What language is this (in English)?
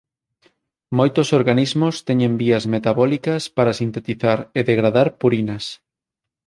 Galician